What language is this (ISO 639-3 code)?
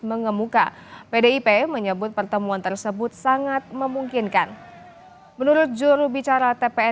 ind